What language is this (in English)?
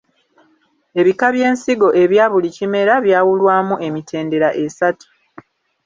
Ganda